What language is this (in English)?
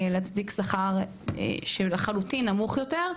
Hebrew